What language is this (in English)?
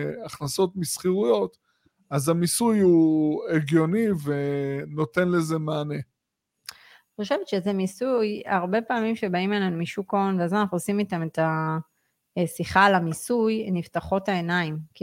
Hebrew